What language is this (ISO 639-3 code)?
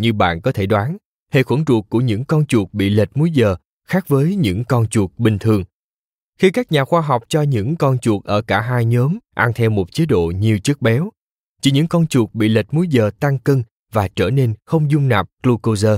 vie